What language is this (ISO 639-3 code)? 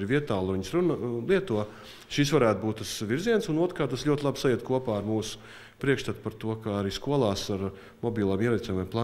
lav